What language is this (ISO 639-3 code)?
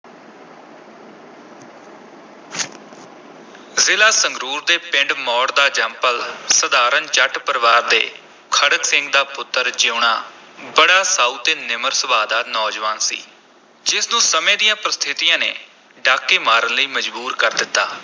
pan